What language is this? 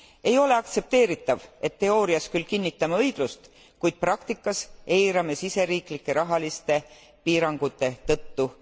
Estonian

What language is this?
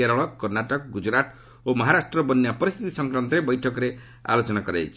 Odia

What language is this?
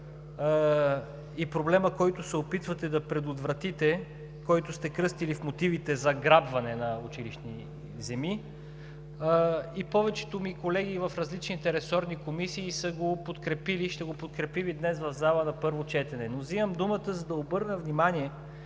Bulgarian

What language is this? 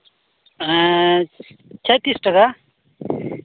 Santali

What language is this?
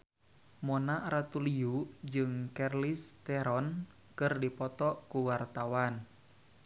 Sundanese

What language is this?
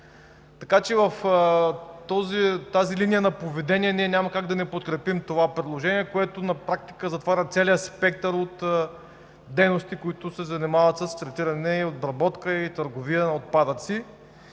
Bulgarian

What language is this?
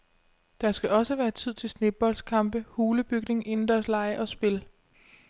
Danish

